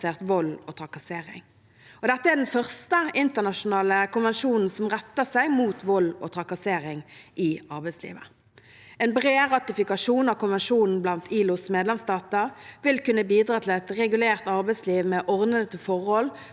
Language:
Norwegian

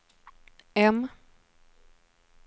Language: Swedish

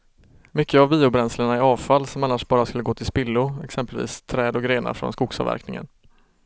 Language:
Swedish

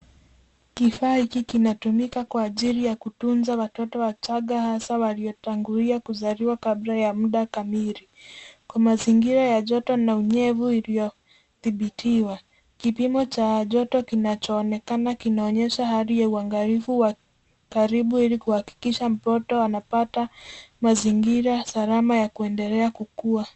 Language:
Swahili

